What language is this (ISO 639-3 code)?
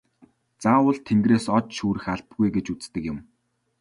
mon